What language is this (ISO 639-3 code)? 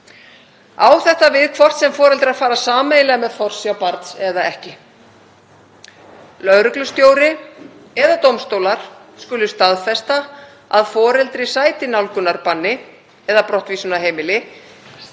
isl